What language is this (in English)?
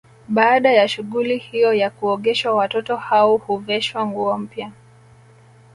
Swahili